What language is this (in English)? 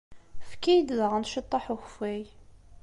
Kabyle